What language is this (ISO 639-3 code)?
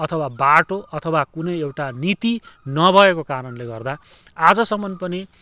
nep